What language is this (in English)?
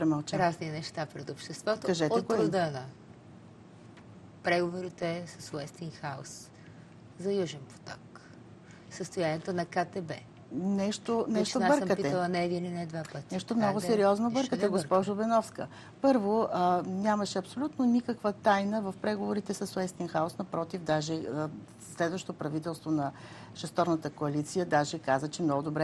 Bulgarian